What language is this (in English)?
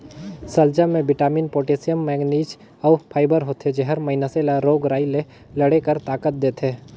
Chhattisgarhi